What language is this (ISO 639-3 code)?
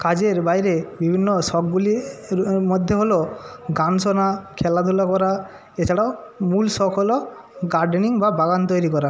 ben